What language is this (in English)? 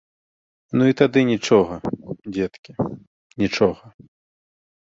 Belarusian